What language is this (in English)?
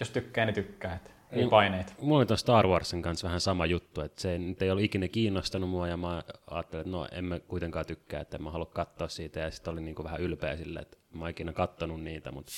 Finnish